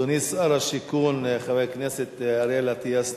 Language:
Hebrew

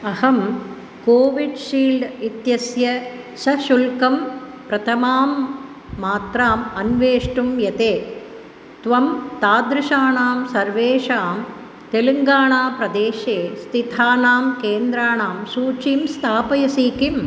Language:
Sanskrit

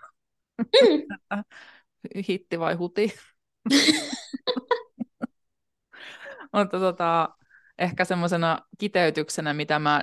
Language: Finnish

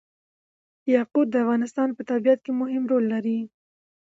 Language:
Pashto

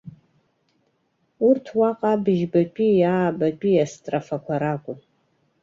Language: Abkhazian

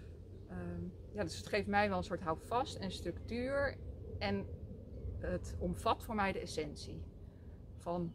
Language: Dutch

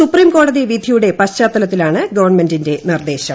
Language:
Malayalam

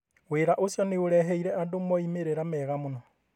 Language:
Kikuyu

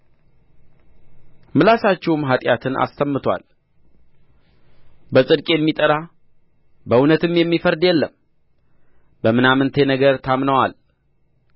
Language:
Amharic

